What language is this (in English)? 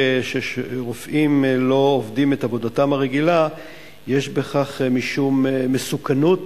Hebrew